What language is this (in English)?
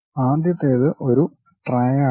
Malayalam